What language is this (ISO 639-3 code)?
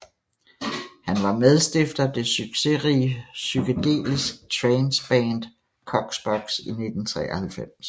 dan